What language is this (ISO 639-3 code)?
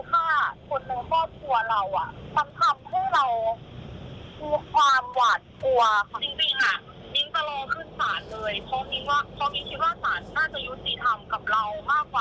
tha